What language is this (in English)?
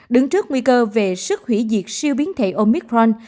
Vietnamese